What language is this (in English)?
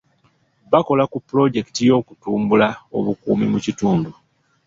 Ganda